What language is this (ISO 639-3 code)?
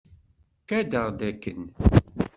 kab